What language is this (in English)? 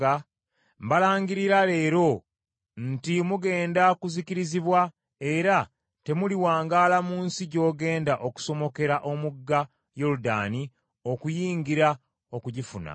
Ganda